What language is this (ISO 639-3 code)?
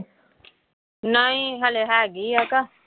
pan